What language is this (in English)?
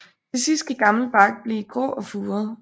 Danish